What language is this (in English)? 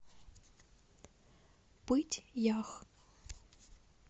Russian